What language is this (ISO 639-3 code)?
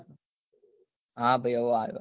guj